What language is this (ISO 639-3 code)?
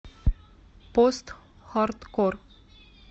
rus